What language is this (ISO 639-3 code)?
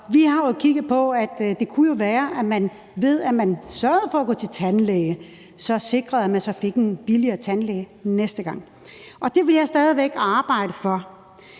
dan